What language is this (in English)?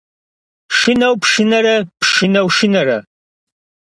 Kabardian